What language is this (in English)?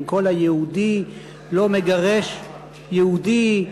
Hebrew